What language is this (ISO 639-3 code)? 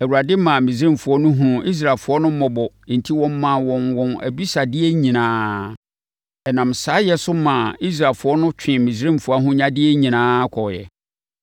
aka